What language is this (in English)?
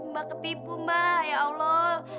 Indonesian